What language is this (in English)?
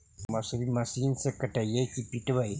Magahi